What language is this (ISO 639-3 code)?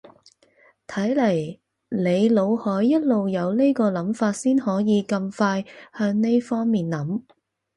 yue